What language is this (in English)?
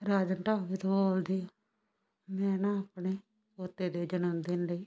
Punjabi